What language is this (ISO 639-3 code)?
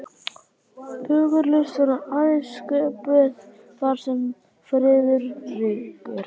isl